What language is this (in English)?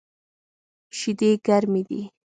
Pashto